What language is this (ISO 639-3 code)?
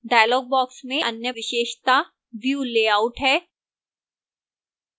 hin